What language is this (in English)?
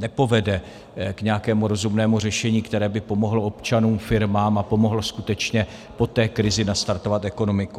Czech